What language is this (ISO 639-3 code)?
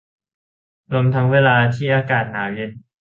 tha